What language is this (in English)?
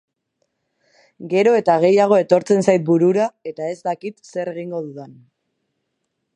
Basque